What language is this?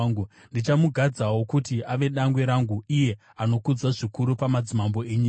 Shona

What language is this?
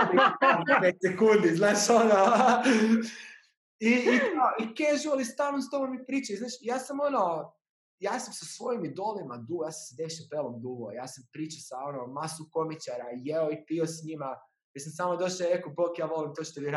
Croatian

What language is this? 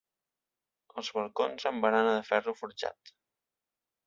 Catalan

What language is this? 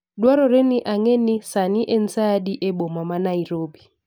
Luo (Kenya and Tanzania)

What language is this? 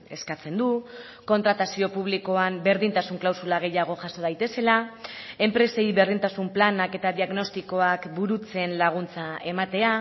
Basque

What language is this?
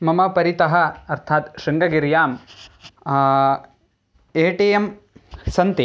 Sanskrit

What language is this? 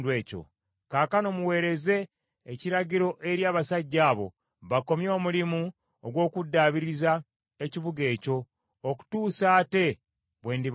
Ganda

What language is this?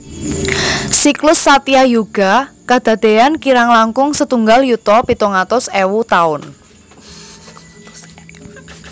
Javanese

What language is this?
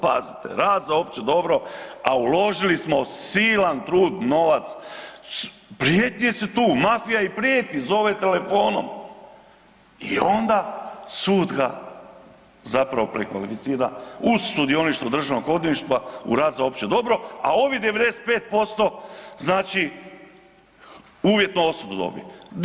Croatian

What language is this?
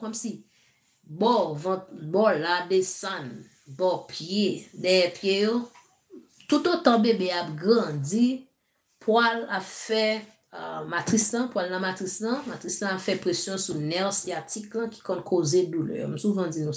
French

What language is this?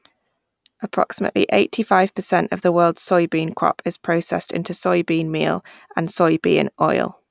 English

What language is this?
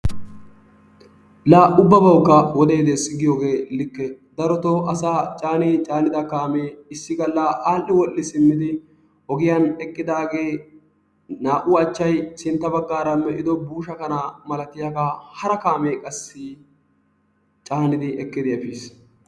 Wolaytta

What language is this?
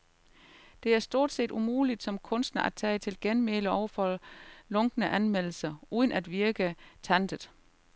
Danish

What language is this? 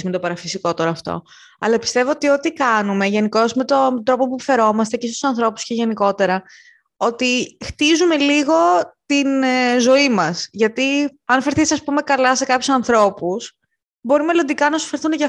Greek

